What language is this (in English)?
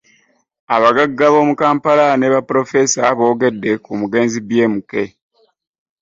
Ganda